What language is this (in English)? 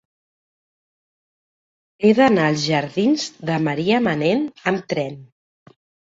Catalan